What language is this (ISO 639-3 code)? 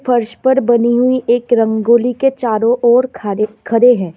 hin